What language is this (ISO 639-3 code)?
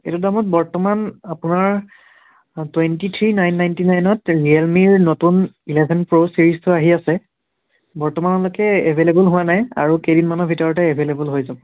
asm